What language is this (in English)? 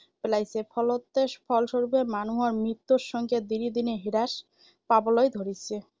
Assamese